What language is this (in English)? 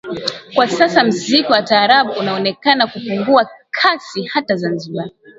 Swahili